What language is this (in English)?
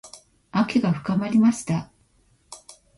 Japanese